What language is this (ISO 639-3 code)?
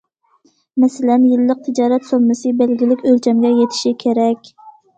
uig